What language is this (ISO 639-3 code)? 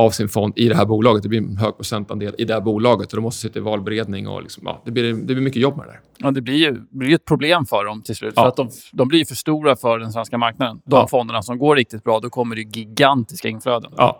swe